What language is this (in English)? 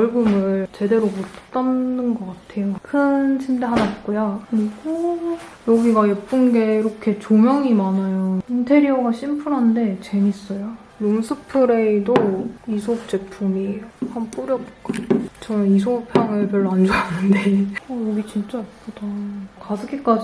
Korean